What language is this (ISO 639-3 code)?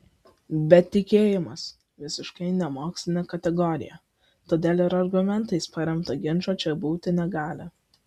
lit